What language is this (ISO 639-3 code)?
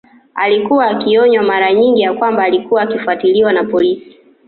swa